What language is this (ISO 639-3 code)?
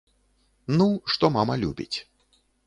bel